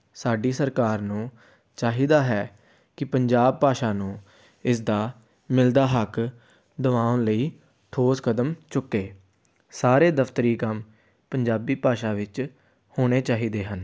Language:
Punjabi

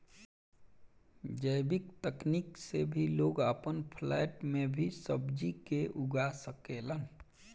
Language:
Bhojpuri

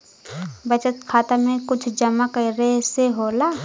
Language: Bhojpuri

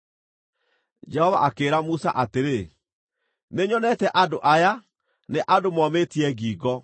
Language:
Kikuyu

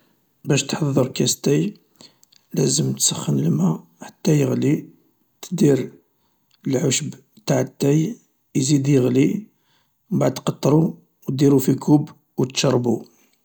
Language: Algerian Arabic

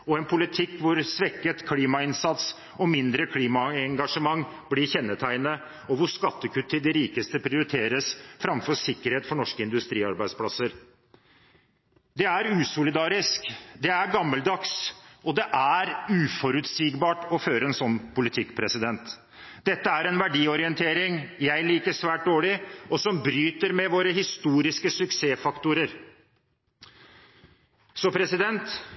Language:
Norwegian Bokmål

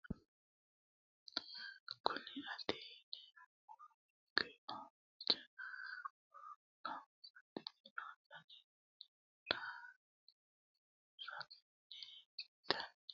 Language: Sidamo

